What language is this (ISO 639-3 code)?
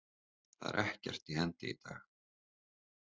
isl